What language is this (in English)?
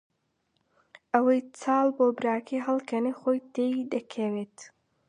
Central Kurdish